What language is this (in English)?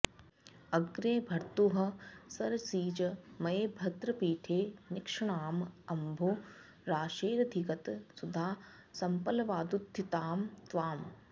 Sanskrit